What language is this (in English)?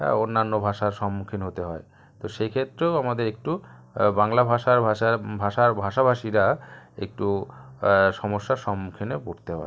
Bangla